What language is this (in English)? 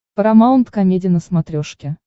Russian